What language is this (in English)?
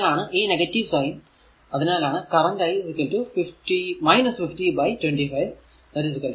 Malayalam